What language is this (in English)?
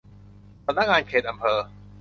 Thai